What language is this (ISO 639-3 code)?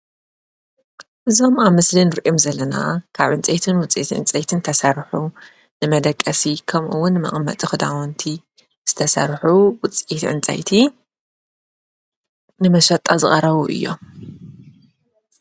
tir